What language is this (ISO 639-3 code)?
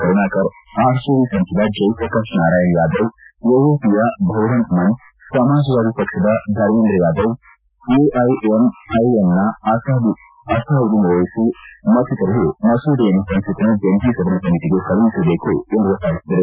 kan